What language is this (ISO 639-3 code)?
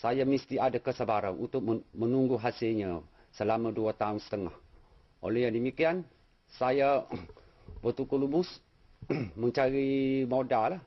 msa